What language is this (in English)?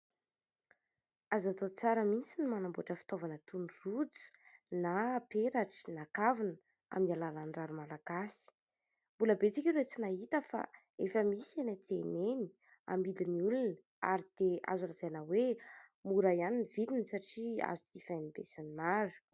Malagasy